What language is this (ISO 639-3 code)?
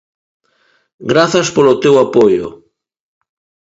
glg